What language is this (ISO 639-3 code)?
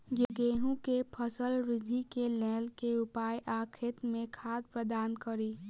mai